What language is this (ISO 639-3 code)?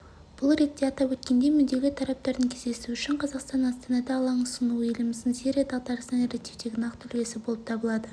kaz